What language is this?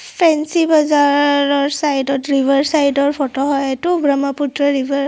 Assamese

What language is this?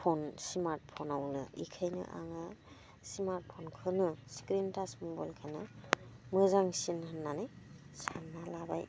Bodo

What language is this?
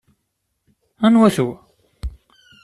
Kabyle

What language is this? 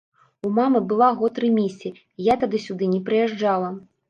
Belarusian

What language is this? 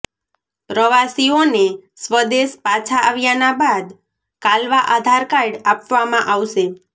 Gujarati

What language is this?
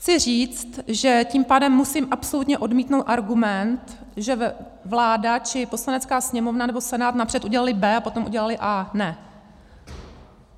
Czech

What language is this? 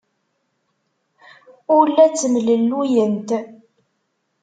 Kabyle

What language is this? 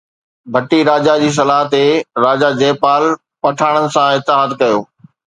Sindhi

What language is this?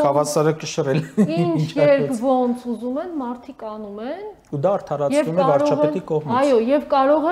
Russian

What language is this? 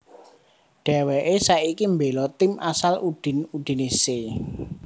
Javanese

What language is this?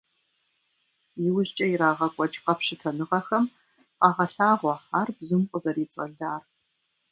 Kabardian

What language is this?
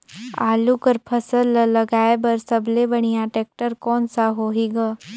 Chhattisgarhi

